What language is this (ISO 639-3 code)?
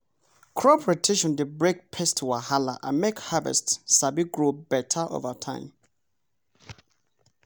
pcm